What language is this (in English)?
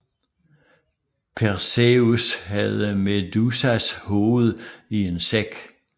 Danish